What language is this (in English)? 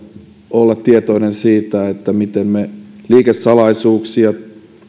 Finnish